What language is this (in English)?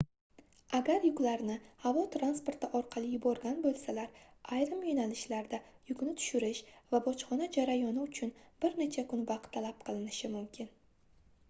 Uzbek